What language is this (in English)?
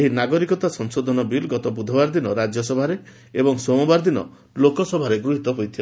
Odia